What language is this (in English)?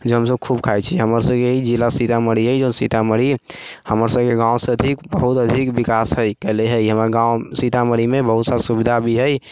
Maithili